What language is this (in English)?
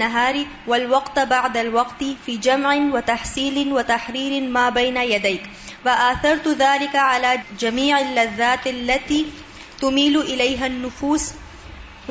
Urdu